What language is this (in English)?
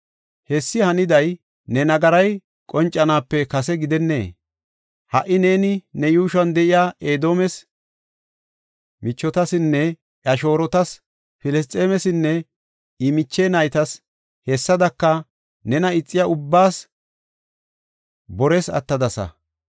Gofa